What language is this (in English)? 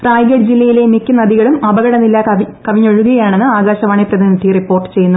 Malayalam